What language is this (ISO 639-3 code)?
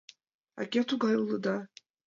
chm